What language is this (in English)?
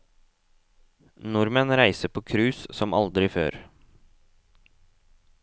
Norwegian